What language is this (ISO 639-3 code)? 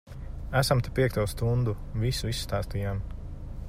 lav